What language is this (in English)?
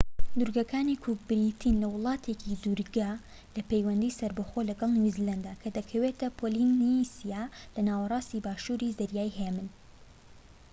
Central Kurdish